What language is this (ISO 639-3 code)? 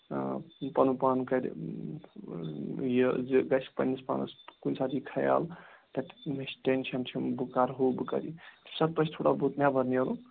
kas